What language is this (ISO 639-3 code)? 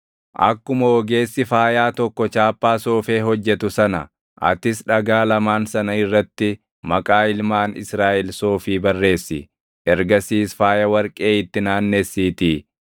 orm